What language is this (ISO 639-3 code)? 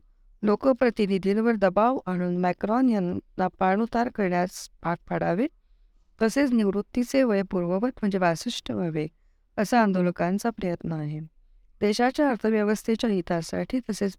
mar